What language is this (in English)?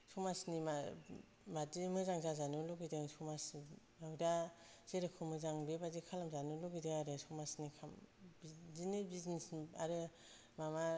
Bodo